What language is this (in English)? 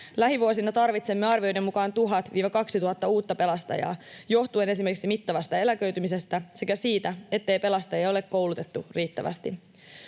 Finnish